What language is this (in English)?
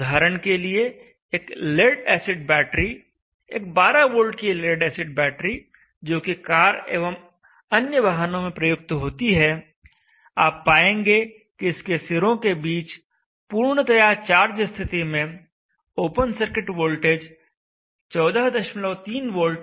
Hindi